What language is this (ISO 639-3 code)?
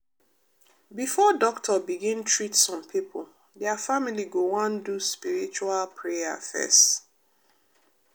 pcm